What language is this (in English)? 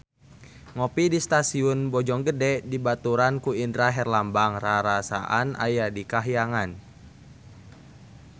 Sundanese